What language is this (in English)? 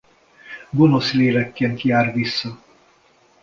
Hungarian